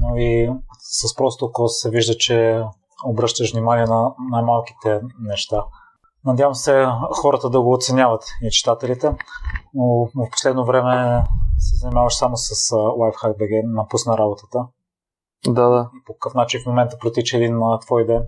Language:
Bulgarian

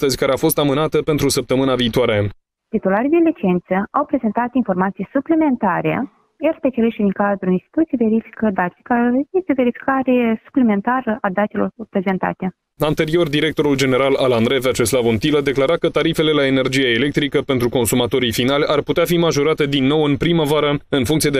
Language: Romanian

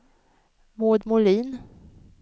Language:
Swedish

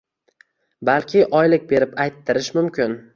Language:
Uzbek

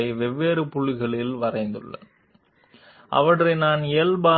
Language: Telugu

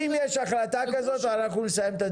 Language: Hebrew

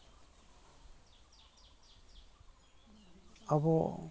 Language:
Santali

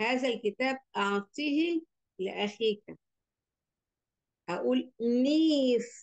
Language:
Arabic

